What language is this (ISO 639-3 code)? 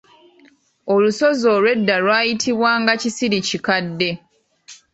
lug